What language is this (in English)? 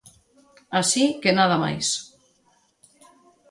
Galician